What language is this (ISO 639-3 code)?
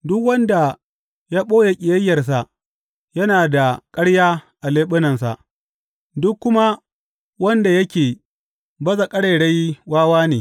hau